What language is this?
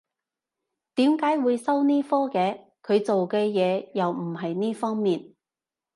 Cantonese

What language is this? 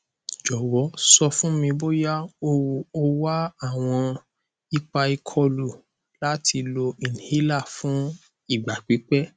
Yoruba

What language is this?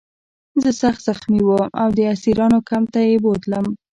Pashto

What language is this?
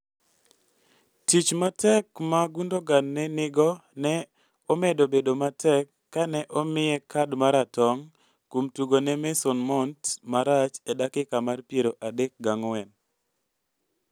Luo (Kenya and Tanzania)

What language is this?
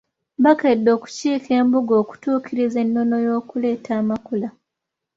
Ganda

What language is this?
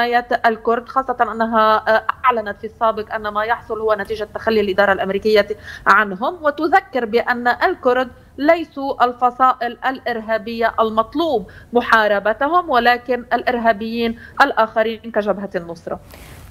Arabic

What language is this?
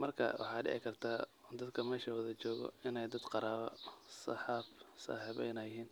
Somali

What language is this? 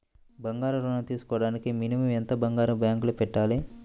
Telugu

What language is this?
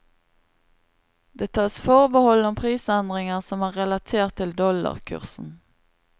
Norwegian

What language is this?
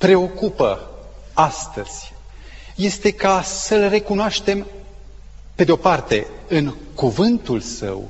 Romanian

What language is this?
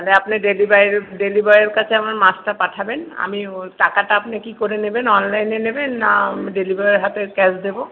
Bangla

